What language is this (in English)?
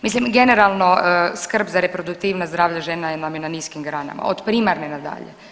Croatian